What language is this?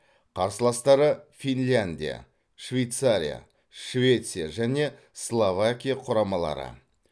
Kazakh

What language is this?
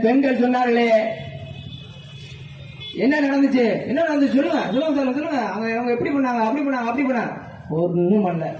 Tamil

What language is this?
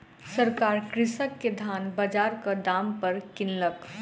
Maithili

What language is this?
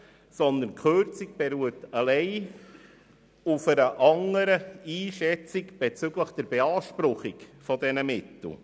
Swiss German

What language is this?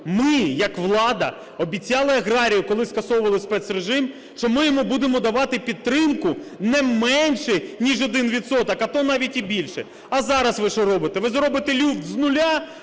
Ukrainian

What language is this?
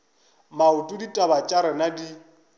Northern Sotho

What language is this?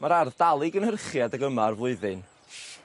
Welsh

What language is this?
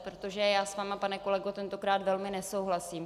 Czech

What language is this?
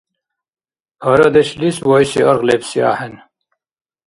Dargwa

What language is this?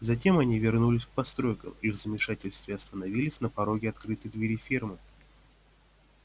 Russian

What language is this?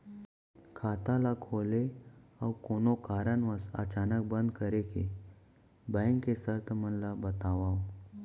Chhattisgarhi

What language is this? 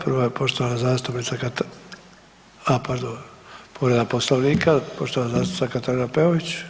Croatian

